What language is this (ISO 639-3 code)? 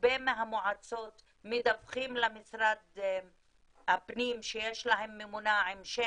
heb